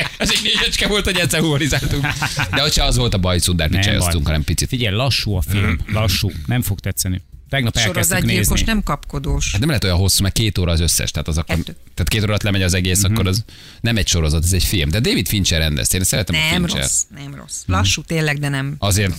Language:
Hungarian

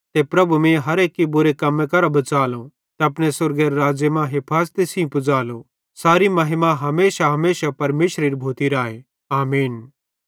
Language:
Bhadrawahi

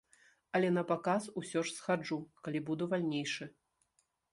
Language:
Belarusian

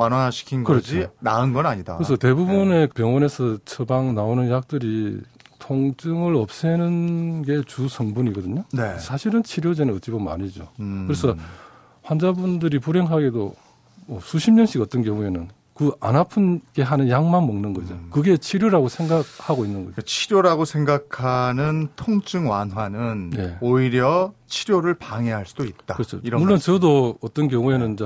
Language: Korean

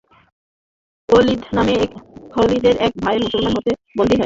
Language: Bangla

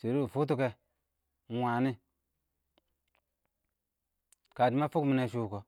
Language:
Awak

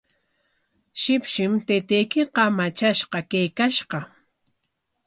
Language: Corongo Ancash Quechua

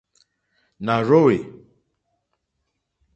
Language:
Mokpwe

